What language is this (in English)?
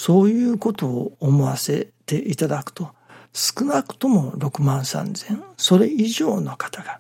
Japanese